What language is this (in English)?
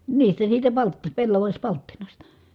Finnish